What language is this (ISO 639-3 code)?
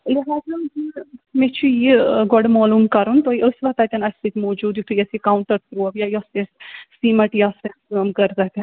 kas